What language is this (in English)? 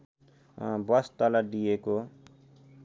Nepali